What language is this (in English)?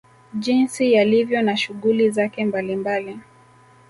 Swahili